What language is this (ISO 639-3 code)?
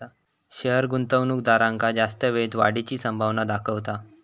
mar